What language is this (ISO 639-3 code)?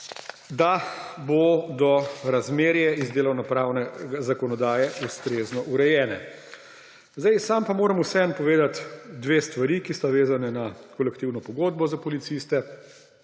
slv